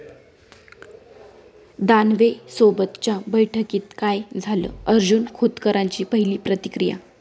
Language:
Marathi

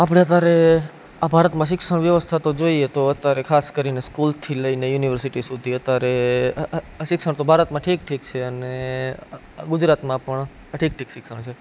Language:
Gujarati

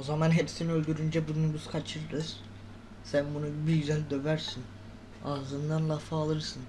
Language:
Turkish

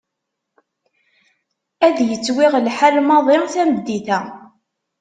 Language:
Kabyle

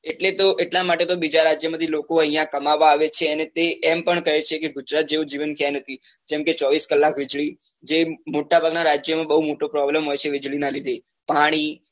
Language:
Gujarati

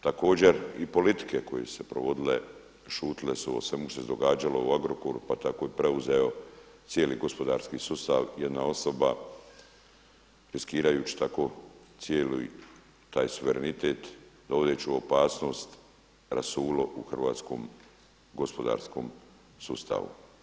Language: Croatian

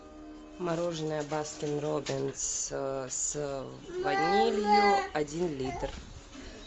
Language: Russian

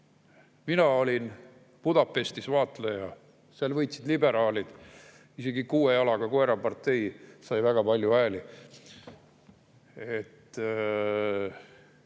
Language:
Estonian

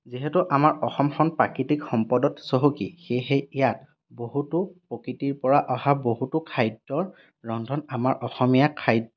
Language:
Assamese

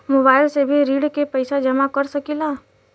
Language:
Bhojpuri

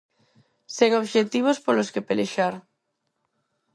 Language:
Galician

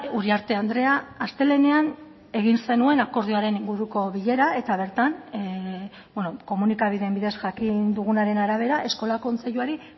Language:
Basque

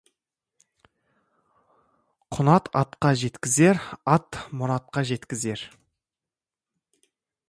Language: Kazakh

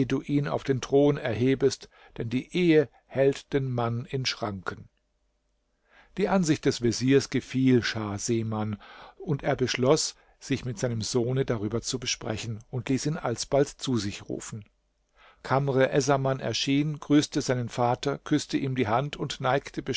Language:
German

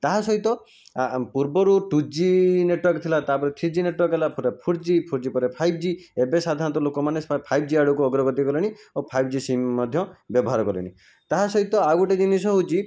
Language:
Odia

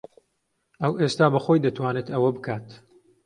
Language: Central Kurdish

